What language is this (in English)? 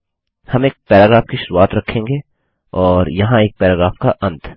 Hindi